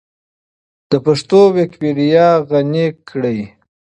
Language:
Pashto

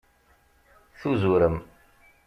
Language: Kabyle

